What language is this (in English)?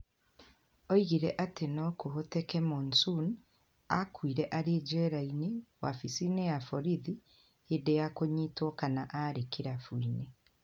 Kikuyu